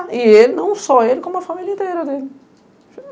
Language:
Portuguese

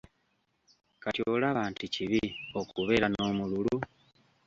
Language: Ganda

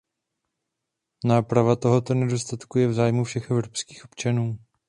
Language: Czech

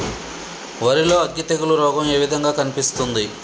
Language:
Telugu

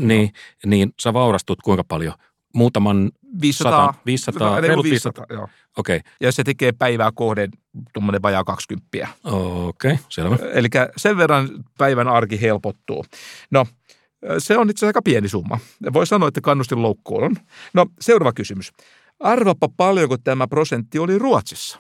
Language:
Finnish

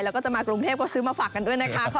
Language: Thai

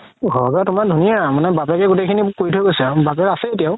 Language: Assamese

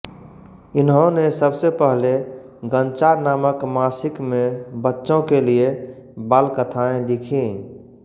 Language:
Hindi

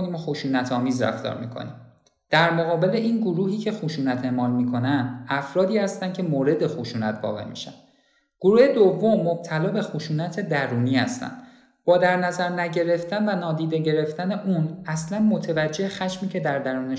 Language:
Persian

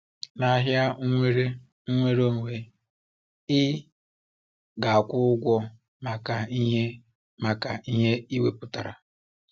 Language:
Igbo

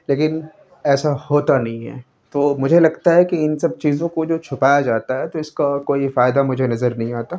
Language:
Urdu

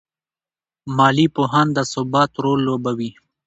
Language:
Pashto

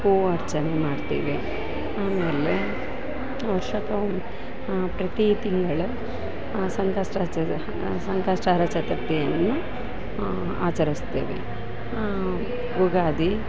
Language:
Kannada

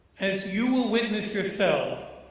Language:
English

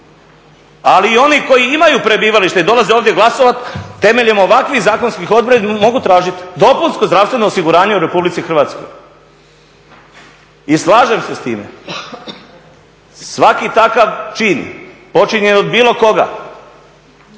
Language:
Croatian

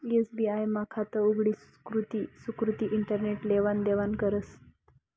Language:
Marathi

